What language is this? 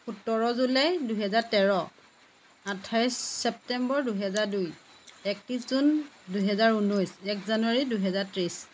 Assamese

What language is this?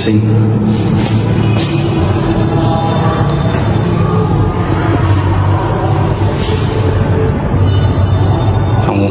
Vietnamese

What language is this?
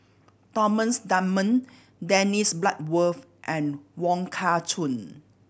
English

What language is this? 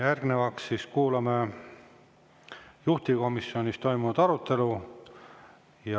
Estonian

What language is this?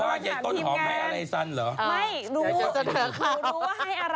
Thai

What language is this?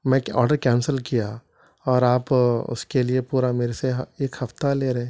Urdu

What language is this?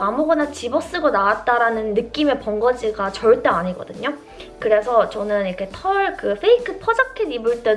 Korean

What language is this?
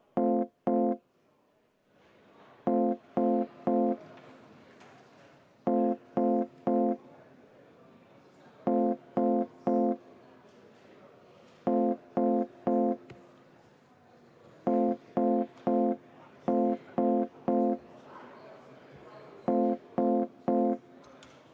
Estonian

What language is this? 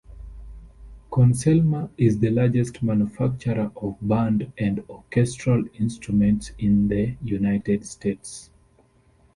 English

